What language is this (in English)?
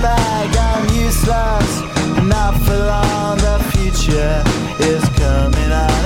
Polish